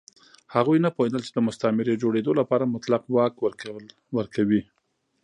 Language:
Pashto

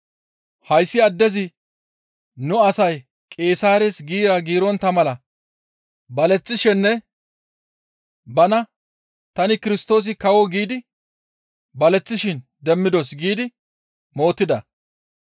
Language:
Gamo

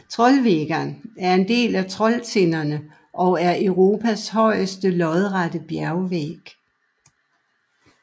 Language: Danish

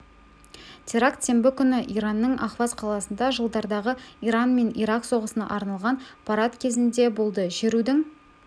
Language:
Kazakh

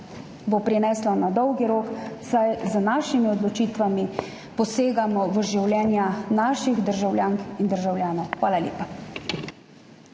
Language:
Slovenian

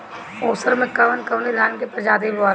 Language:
Bhojpuri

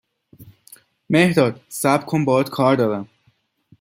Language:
Persian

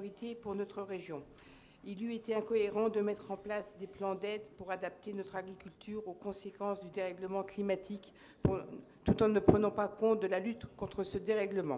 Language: French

